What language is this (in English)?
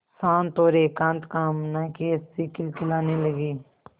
Hindi